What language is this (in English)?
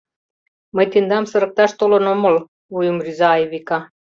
Mari